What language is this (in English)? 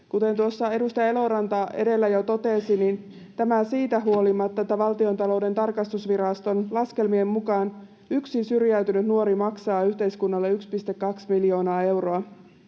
Finnish